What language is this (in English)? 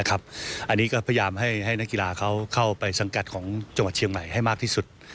Thai